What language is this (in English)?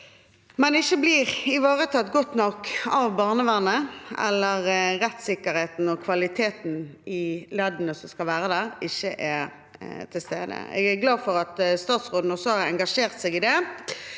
Norwegian